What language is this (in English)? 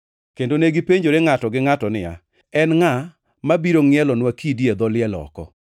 Luo (Kenya and Tanzania)